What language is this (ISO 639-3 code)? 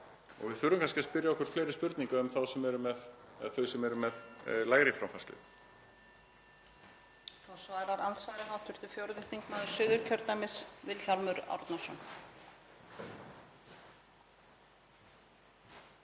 isl